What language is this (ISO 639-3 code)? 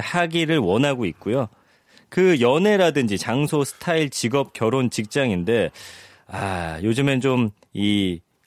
kor